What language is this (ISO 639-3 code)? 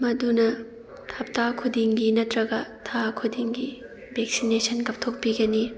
mni